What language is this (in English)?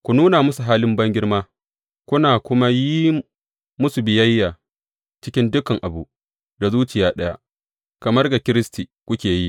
Hausa